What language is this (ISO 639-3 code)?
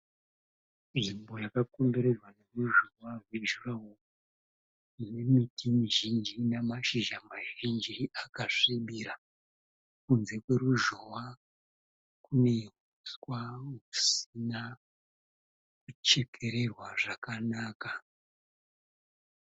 sna